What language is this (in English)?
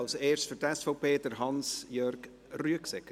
Swiss German